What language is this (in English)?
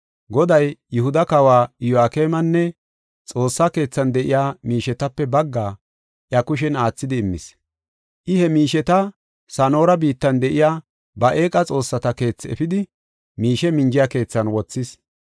Gofa